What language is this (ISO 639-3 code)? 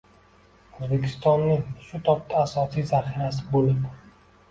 uzb